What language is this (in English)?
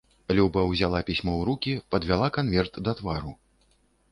Belarusian